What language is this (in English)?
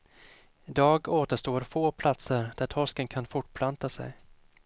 Swedish